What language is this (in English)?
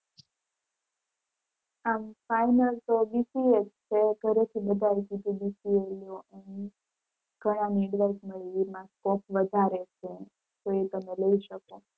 Gujarati